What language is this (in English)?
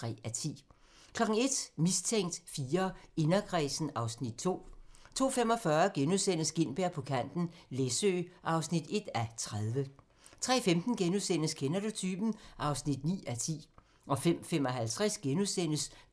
Danish